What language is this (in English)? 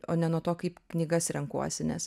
Lithuanian